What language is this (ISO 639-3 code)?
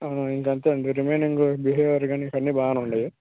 tel